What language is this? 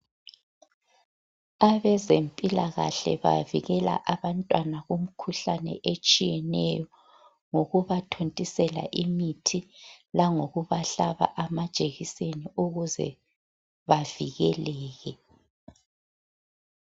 North Ndebele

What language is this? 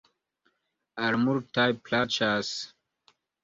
Esperanto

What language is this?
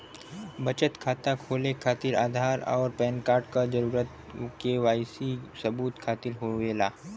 Bhojpuri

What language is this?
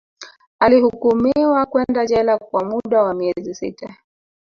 Swahili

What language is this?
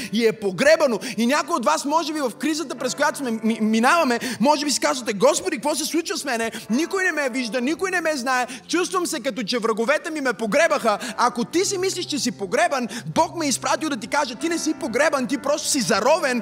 Bulgarian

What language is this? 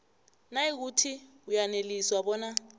South Ndebele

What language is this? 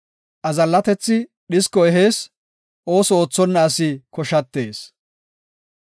Gofa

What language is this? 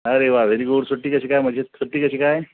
Marathi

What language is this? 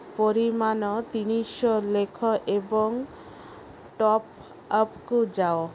Odia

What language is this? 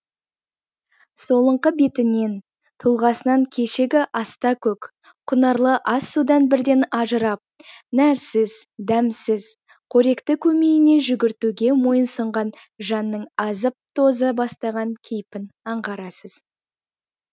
Kazakh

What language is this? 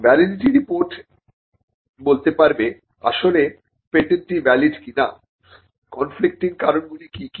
Bangla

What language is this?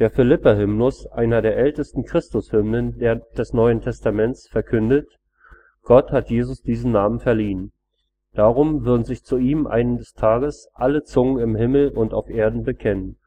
German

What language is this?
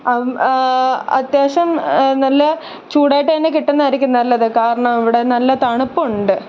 Malayalam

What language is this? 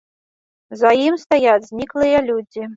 Belarusian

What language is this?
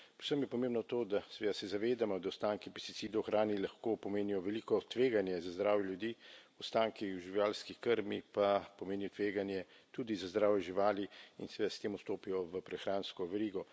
Slovenian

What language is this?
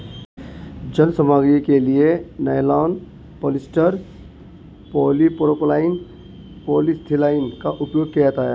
Hindi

